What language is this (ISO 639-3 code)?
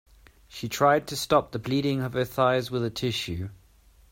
eng